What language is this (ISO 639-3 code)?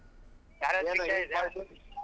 kan